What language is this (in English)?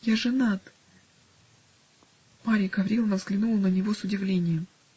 Russian